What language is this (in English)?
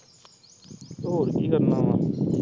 Punjabi